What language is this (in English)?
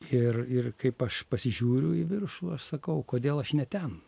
Lithuanian